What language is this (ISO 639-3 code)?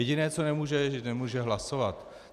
ces